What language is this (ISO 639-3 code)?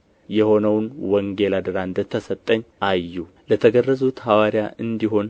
amh